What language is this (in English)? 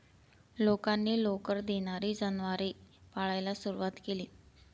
Marathi